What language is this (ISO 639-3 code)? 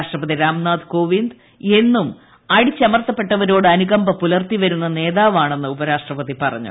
mal